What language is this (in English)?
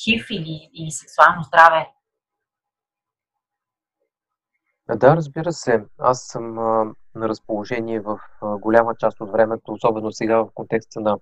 Bulgarian